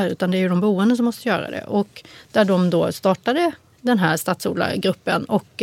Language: Swedish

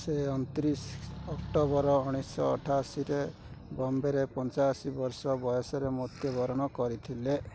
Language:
Odia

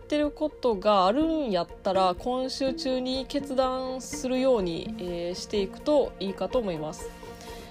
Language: Japanese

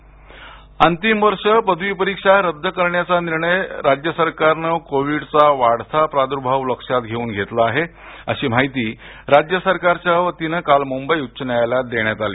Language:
Marathi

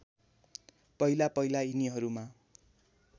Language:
Nepali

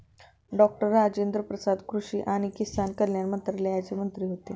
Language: Marathi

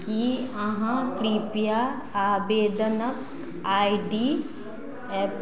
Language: Maithili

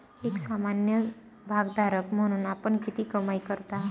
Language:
Marathi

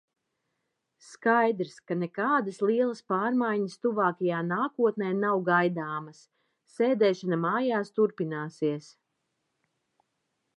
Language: Latvian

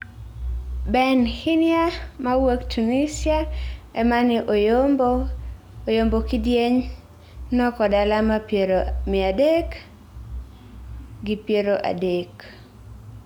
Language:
Luo (Kenya and Tanzania)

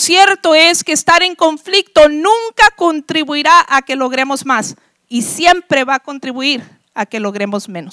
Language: Spanish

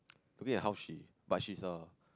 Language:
English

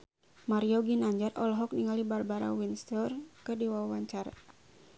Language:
Sundanese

